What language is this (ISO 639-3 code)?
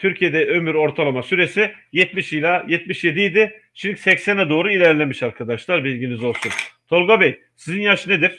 tur